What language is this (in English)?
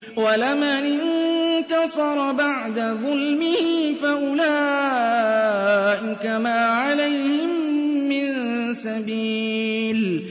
Arabic